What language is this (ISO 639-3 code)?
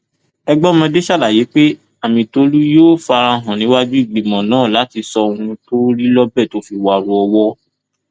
yor